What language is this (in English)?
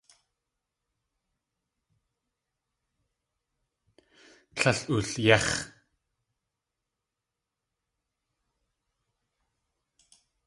Tlingit